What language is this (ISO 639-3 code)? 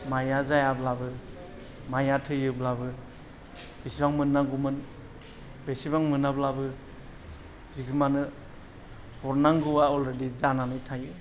brx